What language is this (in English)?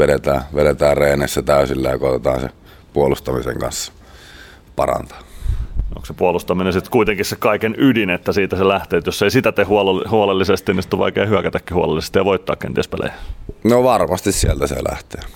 Finnish